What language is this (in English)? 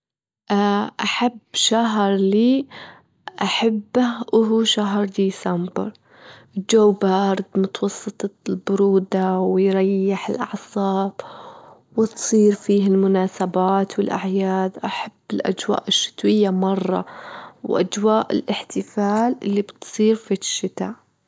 Gulf Arabic